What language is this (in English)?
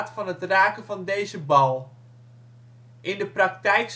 Dutch